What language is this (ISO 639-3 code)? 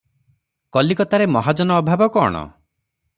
ori